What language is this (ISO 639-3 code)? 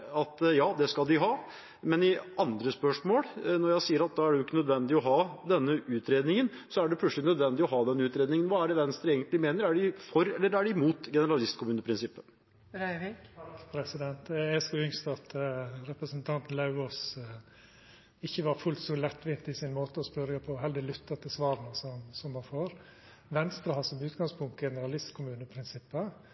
nor